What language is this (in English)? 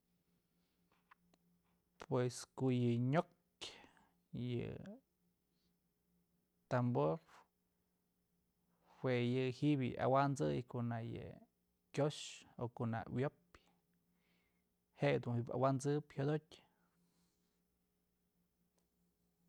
Mazatlán Mixe